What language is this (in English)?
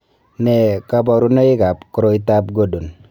Kalenjin